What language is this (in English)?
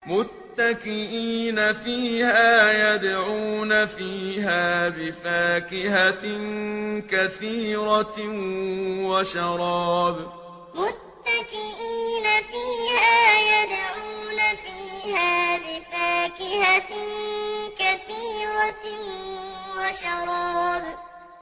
Arabic